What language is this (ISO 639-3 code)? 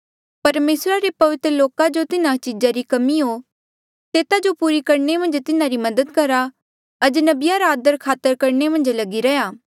mjl